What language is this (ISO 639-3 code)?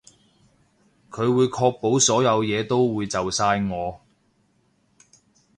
yue